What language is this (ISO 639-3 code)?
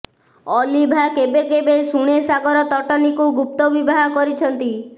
ori